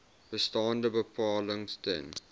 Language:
Afrikaans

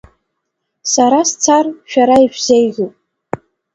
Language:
Abkhazian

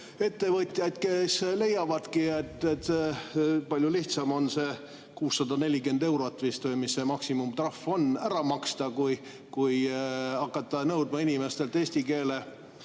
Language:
Estonian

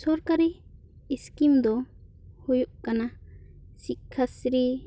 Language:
Santali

